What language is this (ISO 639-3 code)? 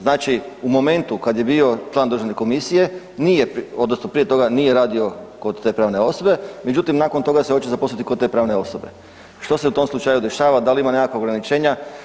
hrv